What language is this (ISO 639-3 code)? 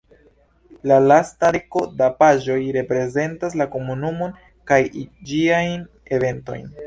epo